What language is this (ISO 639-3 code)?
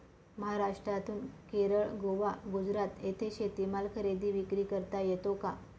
mar